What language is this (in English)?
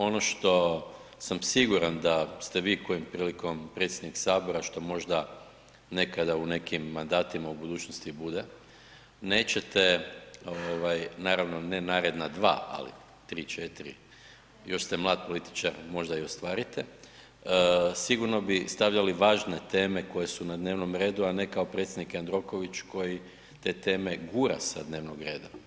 Croatian